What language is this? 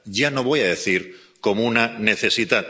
Spanish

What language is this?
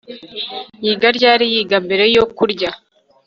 Kinyarwanda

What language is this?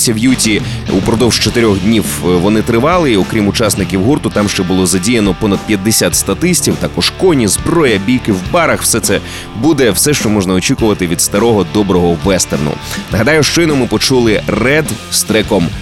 Ukrainian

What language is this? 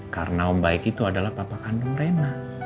Indonesian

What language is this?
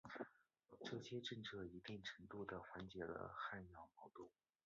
Chinese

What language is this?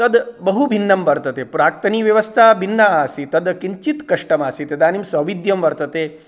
Sanskrit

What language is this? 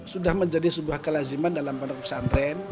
Indonesian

